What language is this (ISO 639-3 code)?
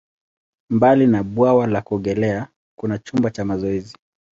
swa